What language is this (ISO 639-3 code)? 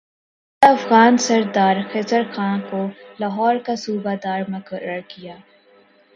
urd